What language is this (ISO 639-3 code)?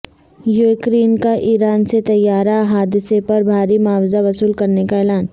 urd